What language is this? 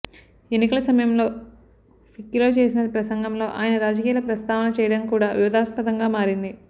Telugu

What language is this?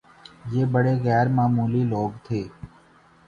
Urdu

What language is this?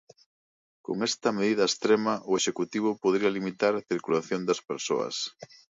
Galician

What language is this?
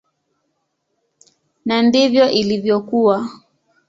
Swahili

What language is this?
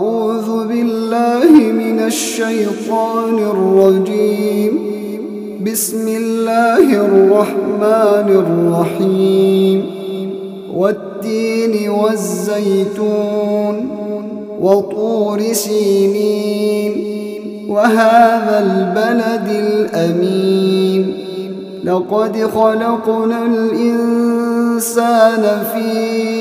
Arabic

